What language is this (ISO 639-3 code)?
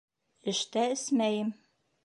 bak